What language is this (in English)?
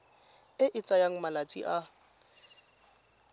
Tswana